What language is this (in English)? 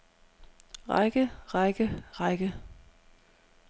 Danish